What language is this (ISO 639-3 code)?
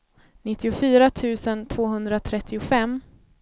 swe